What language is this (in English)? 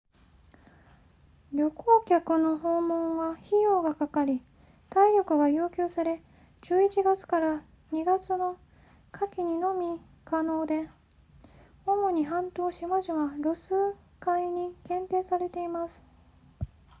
Japanese